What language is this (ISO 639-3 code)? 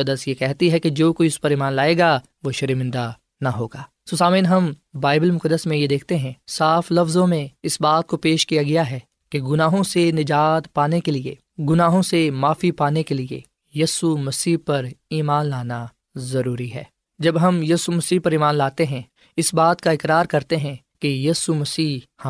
urd